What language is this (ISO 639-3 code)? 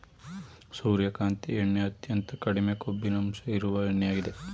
kan